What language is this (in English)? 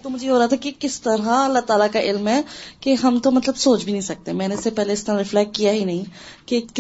Urdu